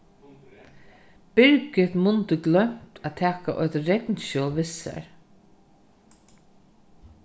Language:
Faroese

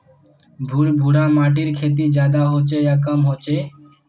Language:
Magahi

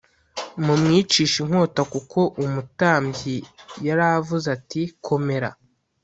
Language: Kinyarwanda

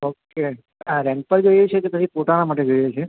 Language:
Gujarati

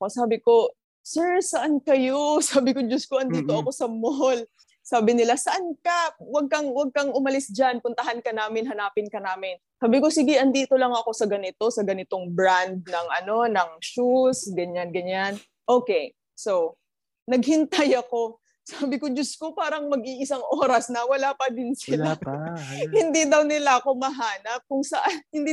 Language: Filipino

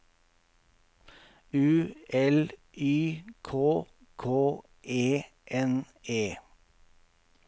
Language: Norwegian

